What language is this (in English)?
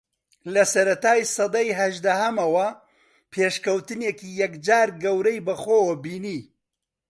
Central Kurdish